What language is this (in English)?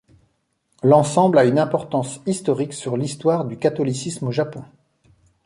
French